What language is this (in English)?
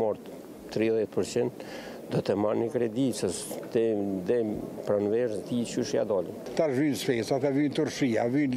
Romanian